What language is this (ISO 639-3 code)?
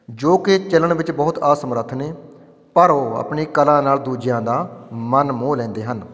pan